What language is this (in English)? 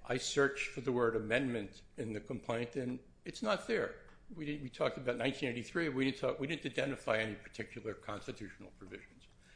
English